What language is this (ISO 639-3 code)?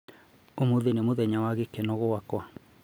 kik